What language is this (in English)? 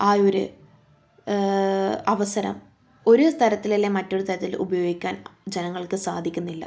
Malayalam